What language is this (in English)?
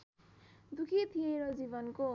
Nepali